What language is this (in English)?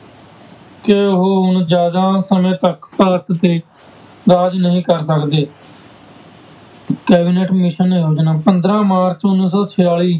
Punjabi